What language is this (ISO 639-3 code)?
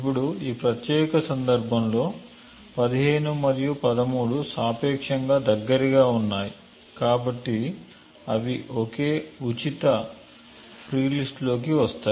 tel